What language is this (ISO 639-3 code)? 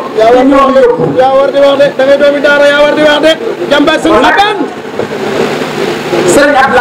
ind